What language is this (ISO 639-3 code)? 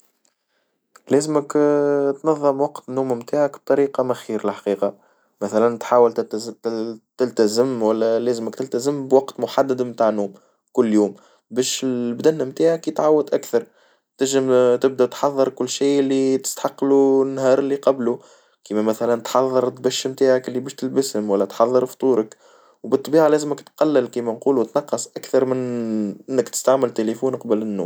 aeb